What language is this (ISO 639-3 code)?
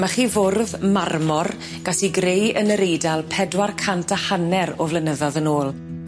cym